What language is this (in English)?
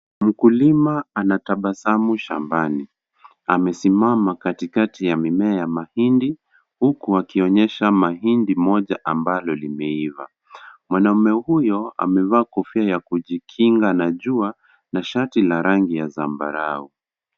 Swahili